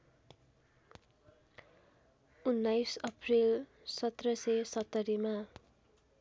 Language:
Nepali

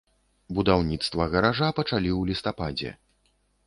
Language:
Belarusian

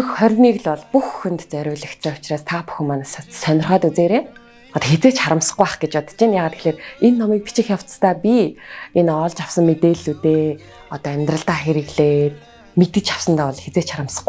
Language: Turkish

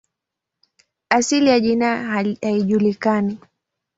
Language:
Swahili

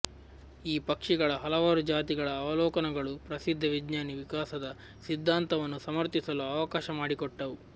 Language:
Kannada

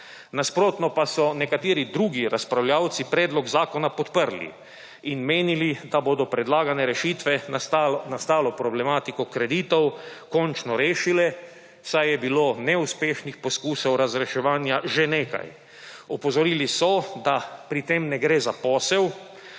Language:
Slovenian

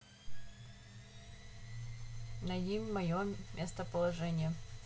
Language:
Russian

